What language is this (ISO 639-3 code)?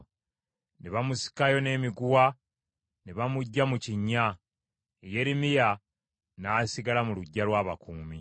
lug